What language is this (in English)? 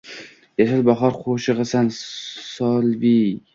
Uzbek